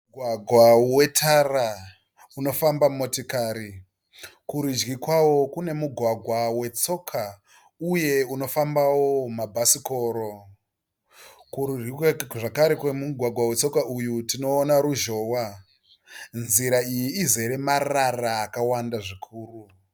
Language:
Shona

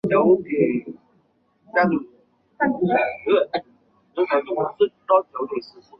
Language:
Chinese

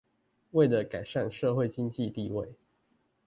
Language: Chinese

